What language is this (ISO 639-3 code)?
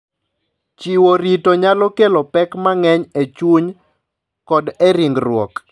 luo